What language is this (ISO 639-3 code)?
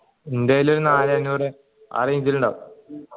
mal